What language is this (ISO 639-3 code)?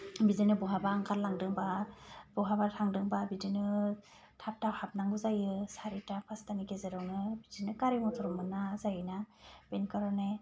brx